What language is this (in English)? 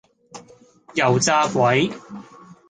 Cantonese